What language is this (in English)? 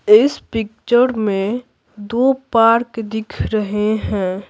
Hindi